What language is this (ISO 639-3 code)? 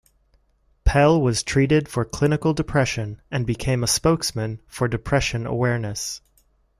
eng